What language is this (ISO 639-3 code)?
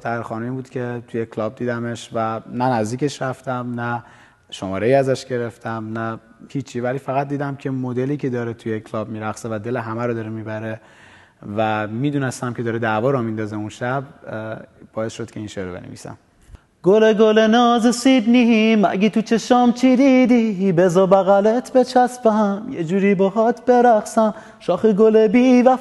fas